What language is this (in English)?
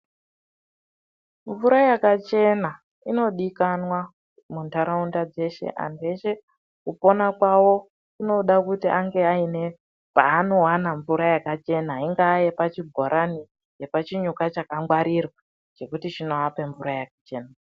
Ndau